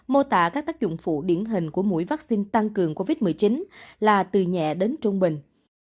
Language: Vietnamese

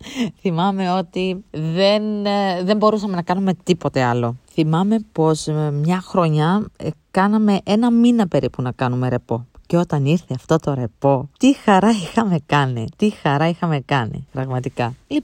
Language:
Greek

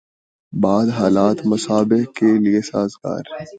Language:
Urdu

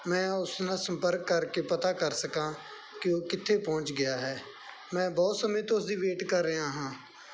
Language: Punjabi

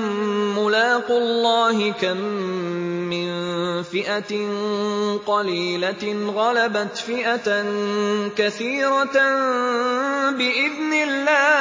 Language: Arabic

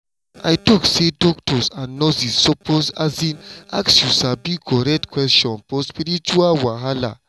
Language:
Nigerian Pidgin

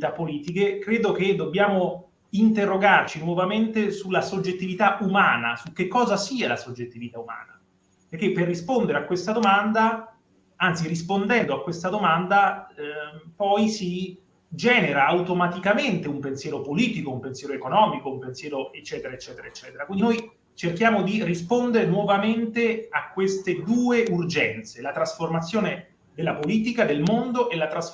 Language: Italian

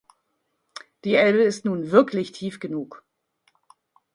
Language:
German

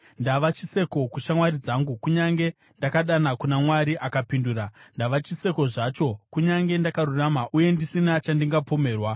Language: Shona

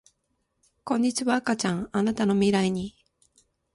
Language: Japanese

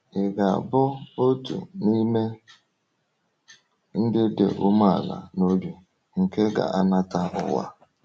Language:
Igbo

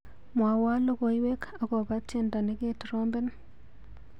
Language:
Kalenjin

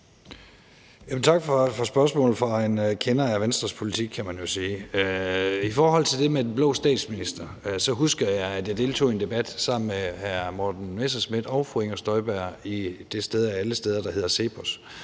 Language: Danish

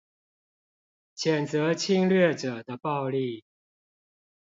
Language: Chinese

